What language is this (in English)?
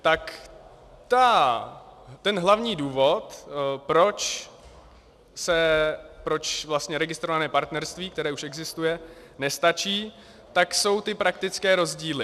Czech